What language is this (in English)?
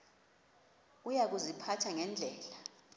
Xhosa